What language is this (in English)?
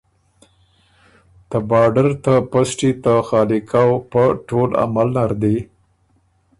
Ormuri